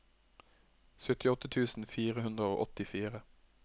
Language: Norwegian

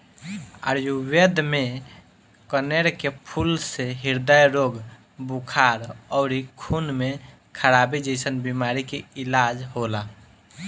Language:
Bhojpuri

